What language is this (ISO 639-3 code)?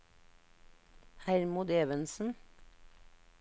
nor